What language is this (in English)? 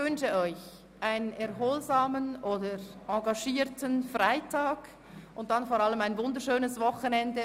Swiss German